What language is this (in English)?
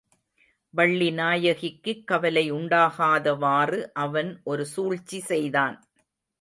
Tamil